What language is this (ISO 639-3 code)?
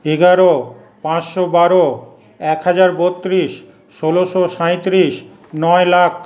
ben